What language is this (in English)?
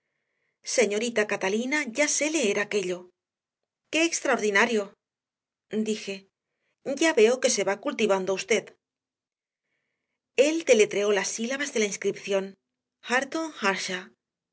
Spanish